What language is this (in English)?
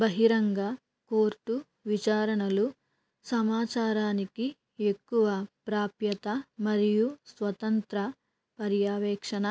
Telugu